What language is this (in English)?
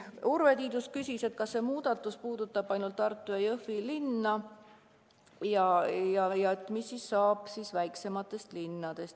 Estonian